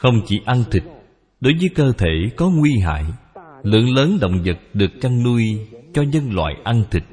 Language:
Vietnamese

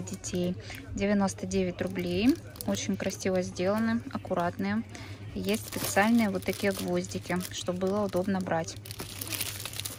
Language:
Russian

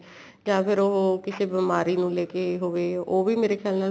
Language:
Punjabi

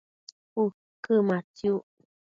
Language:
Matsés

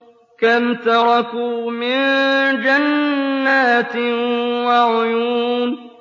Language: Arabic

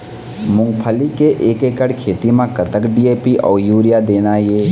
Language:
Chhattisgarhi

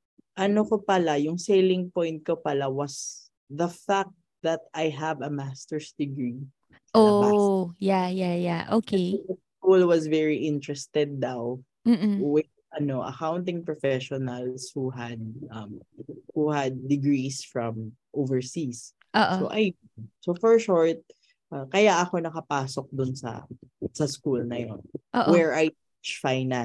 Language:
Filipino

